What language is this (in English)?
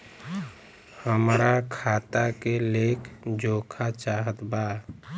Bhojpuri